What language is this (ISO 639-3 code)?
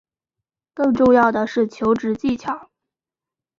zho